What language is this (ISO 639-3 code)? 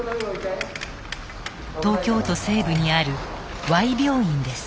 jpn